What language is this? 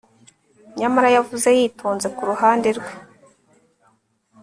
Kinyarwanda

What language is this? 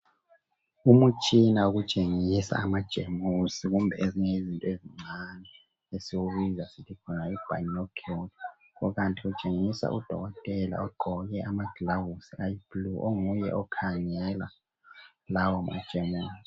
North Ndebele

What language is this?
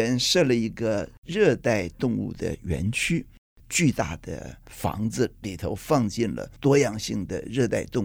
Chinese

